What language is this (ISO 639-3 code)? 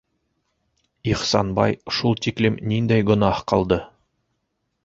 bak